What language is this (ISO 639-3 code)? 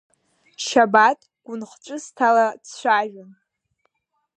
abk